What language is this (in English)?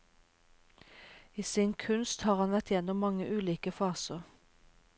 Norwegian